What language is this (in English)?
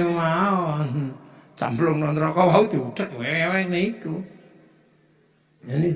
Indonesian